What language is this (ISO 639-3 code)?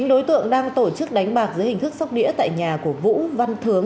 vie